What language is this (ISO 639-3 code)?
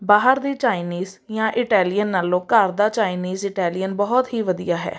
pan